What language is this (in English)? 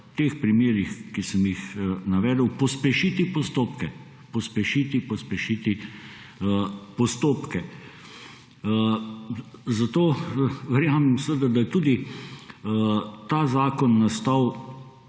Slovenian